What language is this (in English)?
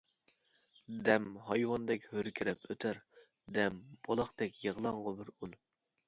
Uyghur